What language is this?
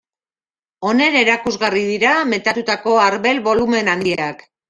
Basque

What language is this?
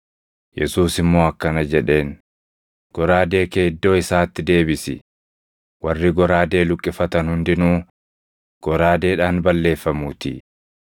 Oromo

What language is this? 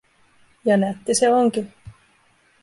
Finnish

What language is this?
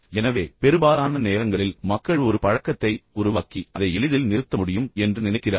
Tamil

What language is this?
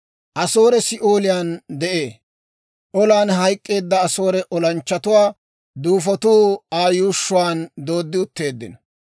Dawro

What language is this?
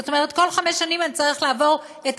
Hebrew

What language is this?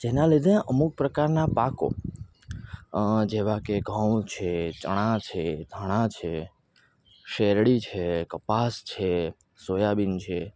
Gujarati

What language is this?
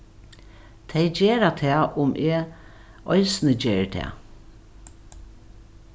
Faroese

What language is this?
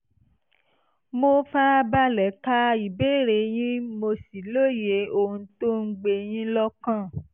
Yoruba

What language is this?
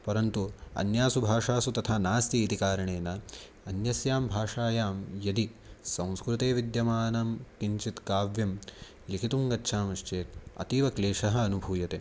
Sanskrit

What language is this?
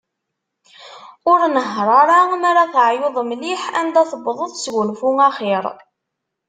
Kabyle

